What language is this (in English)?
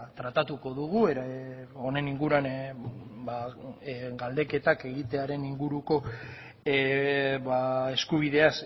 Basque